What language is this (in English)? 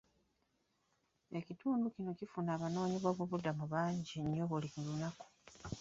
Ganda